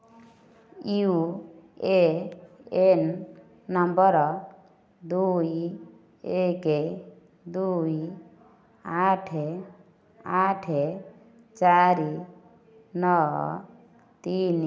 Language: Odia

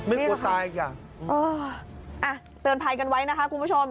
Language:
Thai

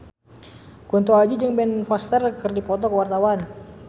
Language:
Sundanese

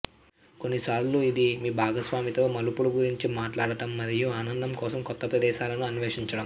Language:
Telugu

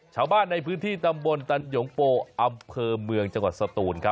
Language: Thai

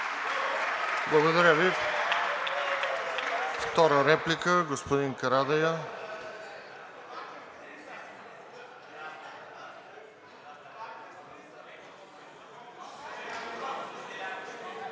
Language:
Bulgarian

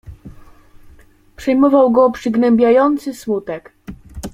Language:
Polish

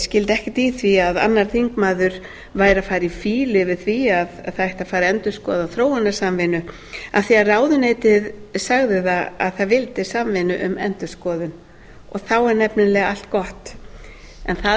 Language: Icelandic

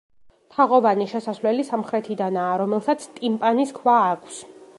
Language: Georgian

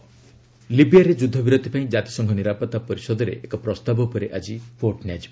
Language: Odia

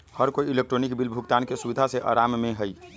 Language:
Magahi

